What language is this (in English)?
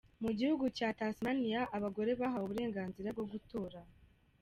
Kinyarwanda